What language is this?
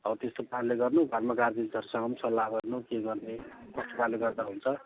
Nepali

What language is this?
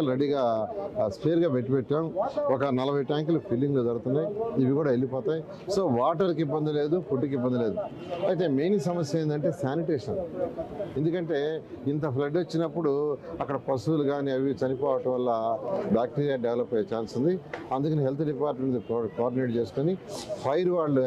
Telugu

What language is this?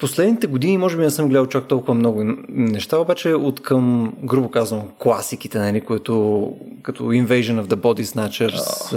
Bulgarian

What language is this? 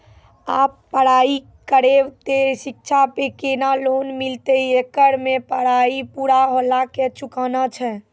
Maithili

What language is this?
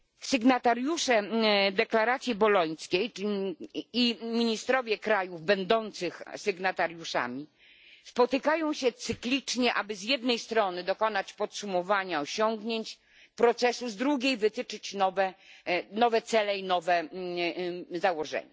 Polish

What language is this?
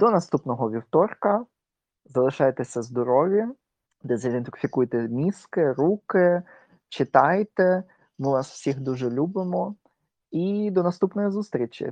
Ukrainian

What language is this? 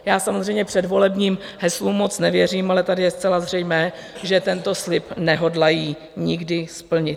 Czech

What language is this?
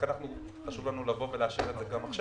Hebrew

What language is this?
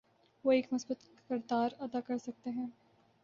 Urdu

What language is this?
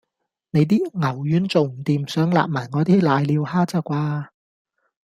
Cantonese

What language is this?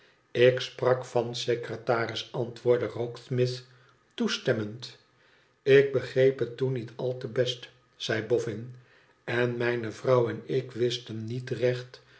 Dutch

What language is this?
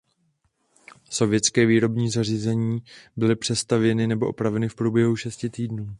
Czech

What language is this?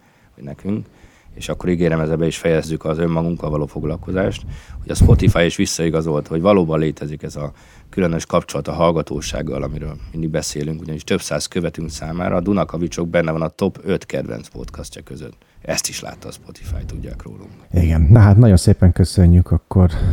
Hungarian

